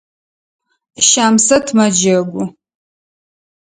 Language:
Adyghe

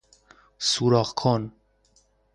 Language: Persian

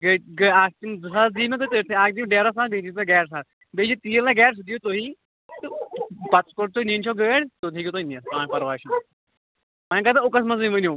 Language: Kashmiri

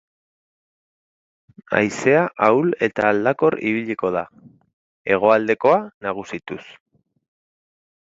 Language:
Basque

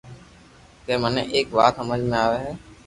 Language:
Loarki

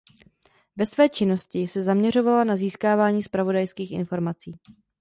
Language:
Czech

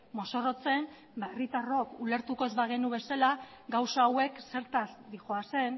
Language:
Basque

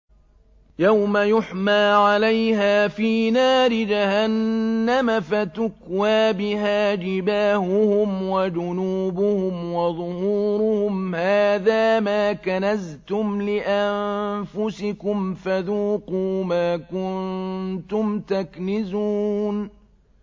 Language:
Arabic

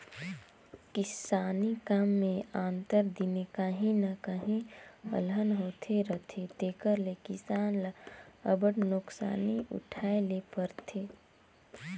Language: Chhattisgarhi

